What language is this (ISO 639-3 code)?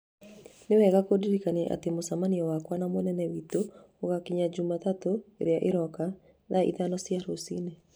kik